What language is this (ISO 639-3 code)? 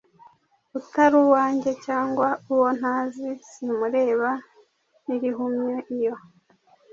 kin